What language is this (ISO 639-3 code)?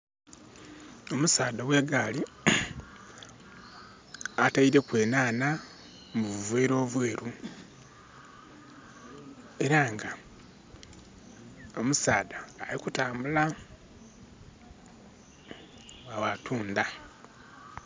xog